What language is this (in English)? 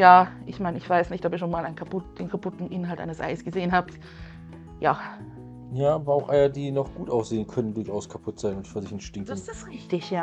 German